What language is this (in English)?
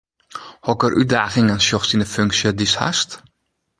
Western Frisian